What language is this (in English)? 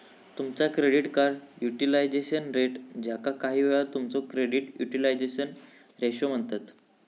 Marathi